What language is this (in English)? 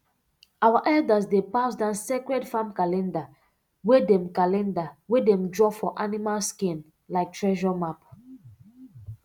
Nigerian Pidgin